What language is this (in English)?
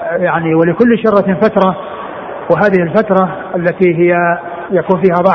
Arabic